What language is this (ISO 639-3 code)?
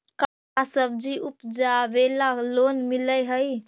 mag